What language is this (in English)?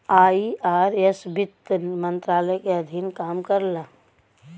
Bhojpuri